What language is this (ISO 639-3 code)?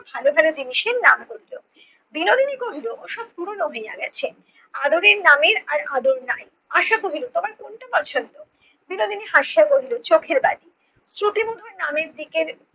ben